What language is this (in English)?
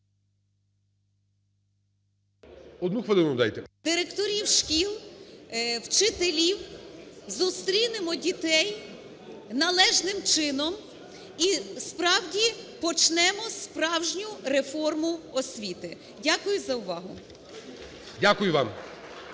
Ukrainian